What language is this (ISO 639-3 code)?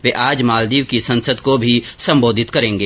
hin